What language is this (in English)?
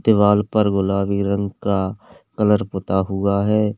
Hindi